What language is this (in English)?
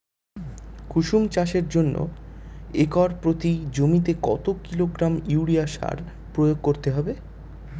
Bangla